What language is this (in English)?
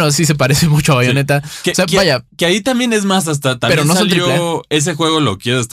Spanish